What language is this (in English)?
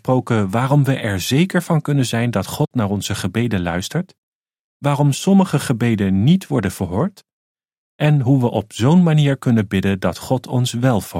Dutch